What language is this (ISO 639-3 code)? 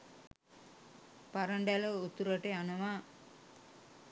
sin